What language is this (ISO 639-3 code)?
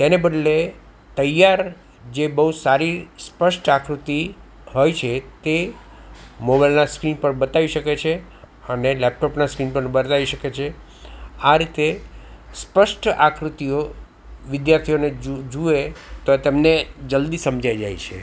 guj